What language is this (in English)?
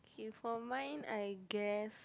English